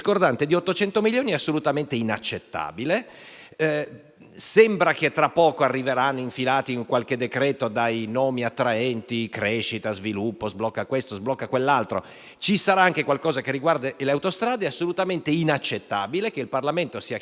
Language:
Italian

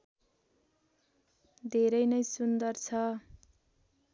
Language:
Nepali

